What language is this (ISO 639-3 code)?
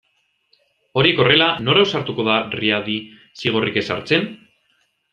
eus